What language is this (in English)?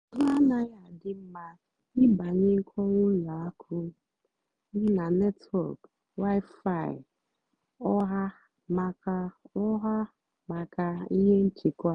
Igbo